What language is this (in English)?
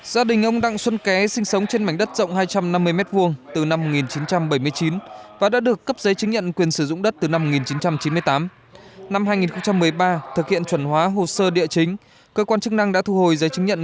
Vietnamese